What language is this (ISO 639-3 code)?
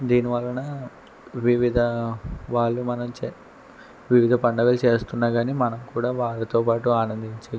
tel